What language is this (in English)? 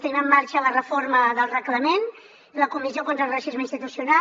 Catalan